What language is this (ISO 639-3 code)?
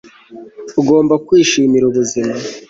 kin